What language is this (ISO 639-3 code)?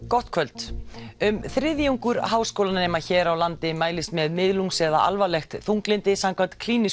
isl